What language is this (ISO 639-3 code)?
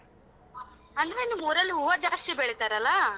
kan